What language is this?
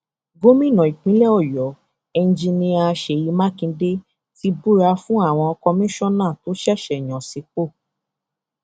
Yoruba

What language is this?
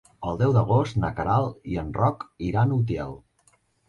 Catalan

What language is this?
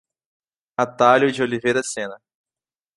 Portuguese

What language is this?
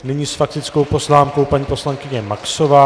Czech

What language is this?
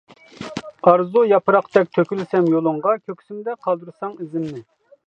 Uyghur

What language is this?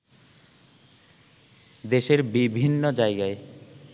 Bangla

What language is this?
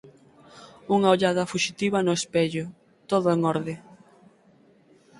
Galician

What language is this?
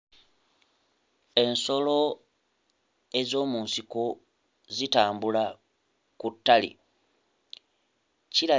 Ganda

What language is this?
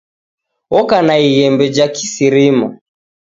Taita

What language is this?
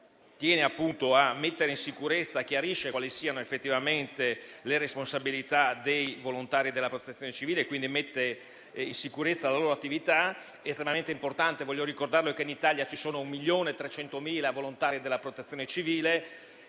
Italian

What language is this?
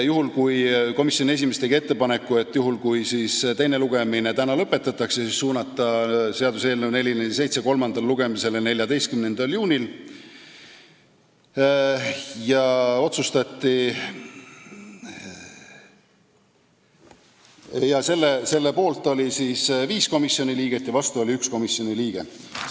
Estonian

